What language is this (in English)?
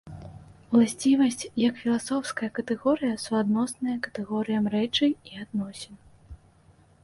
Belarusian